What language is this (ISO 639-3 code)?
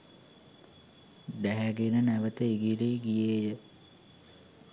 sin